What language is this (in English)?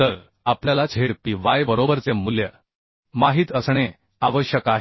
Marathi